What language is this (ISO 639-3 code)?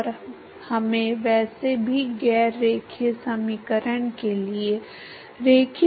hin